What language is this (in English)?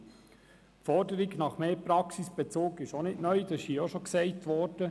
Swiss German